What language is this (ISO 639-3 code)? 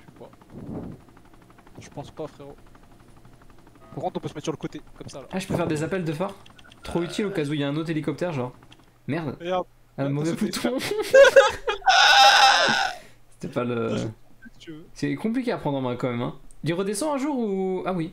fra